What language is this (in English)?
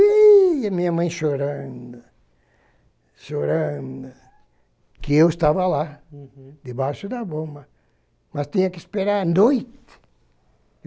Portuguese